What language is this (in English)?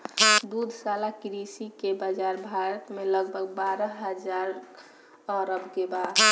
Bhojpuri